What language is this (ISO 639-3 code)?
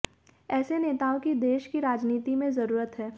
hin